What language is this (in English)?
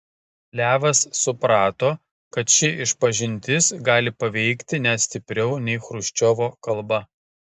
Lithuanian